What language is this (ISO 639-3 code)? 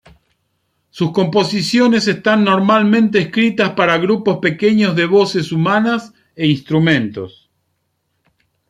spa